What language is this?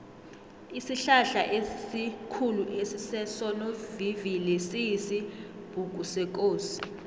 South Ndebele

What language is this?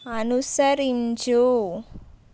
Telugu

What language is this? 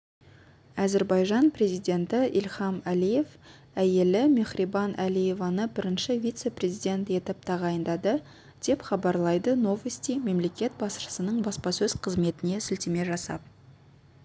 Kazakh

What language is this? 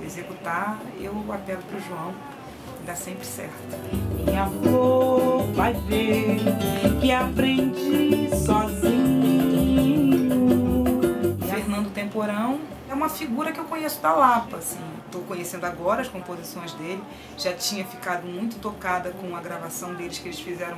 Portuguese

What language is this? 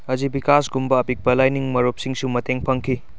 Manipuri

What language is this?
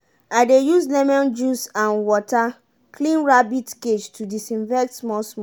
Nigerian Pidgin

